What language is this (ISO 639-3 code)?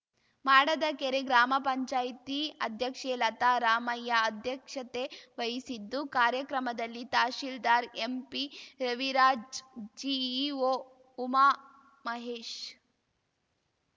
kan